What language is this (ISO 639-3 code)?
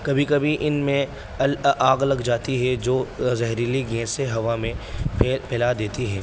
urd